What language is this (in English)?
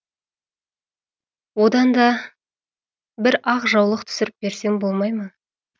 Kazakh